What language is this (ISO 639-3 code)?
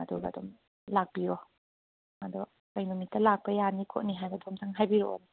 mni